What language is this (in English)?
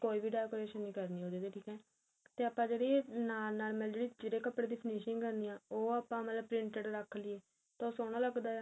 Punjabi